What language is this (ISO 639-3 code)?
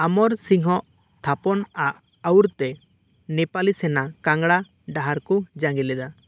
sat